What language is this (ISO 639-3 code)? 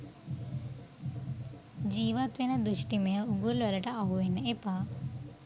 sin